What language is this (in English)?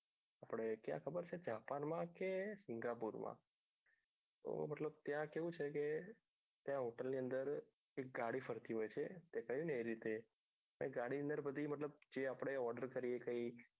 Gujarati